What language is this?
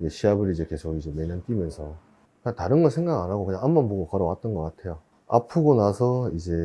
Korean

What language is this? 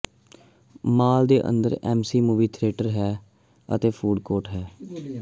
Punjabi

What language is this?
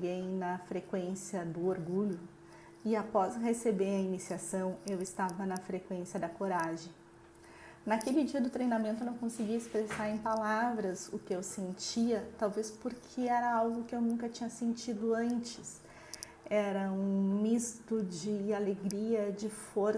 Portuguese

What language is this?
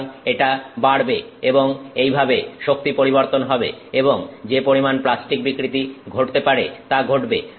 Bangla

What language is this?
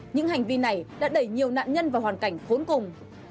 Vietnamese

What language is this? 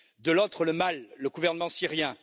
French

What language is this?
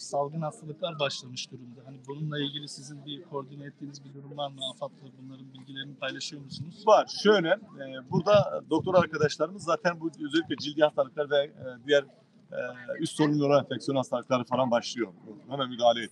Turkish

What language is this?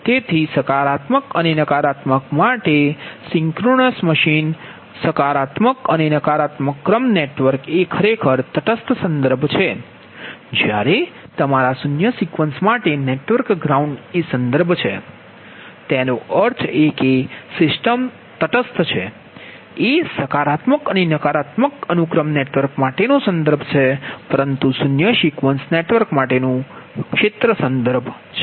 Gujarati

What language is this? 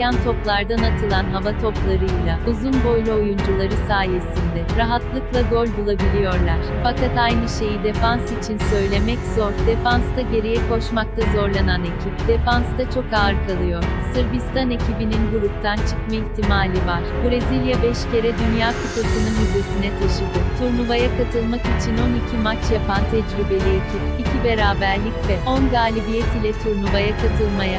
Turkish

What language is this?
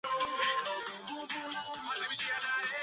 Georgian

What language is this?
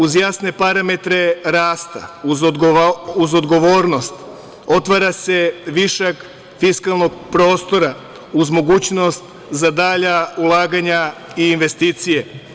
Serbian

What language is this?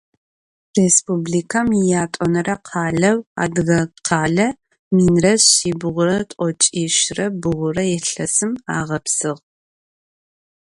Adyghe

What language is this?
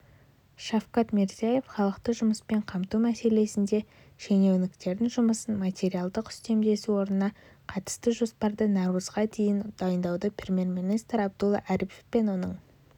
Kazakh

